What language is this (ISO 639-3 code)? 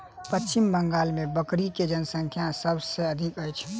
mai